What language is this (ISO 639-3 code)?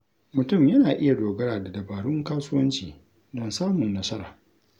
hau